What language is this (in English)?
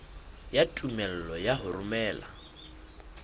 Southern Sotho